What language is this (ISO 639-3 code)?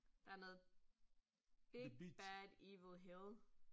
dan